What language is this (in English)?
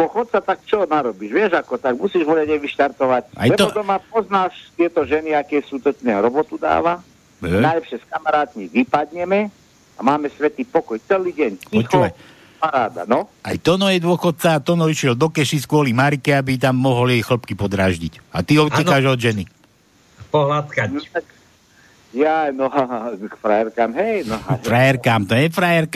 Slovak